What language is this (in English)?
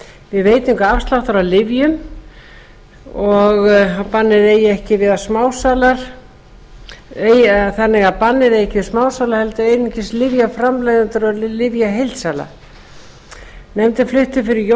Icelandic